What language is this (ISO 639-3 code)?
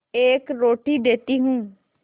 hin